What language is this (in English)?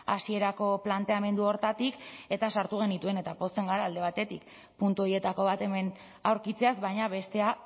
Basque